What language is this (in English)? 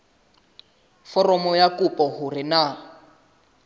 Southern Sotho